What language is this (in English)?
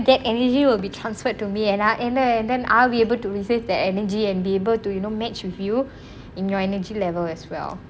English